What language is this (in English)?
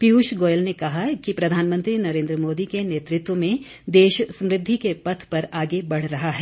Hindi